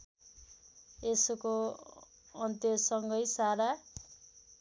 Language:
Nepali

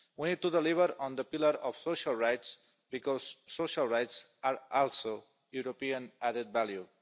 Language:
English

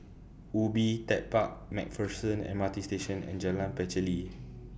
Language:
English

